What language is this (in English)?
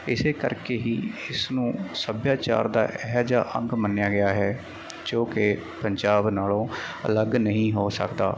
Punjabi